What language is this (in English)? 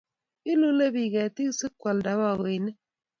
Kalenjin